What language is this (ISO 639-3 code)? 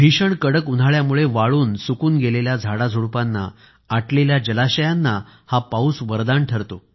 mar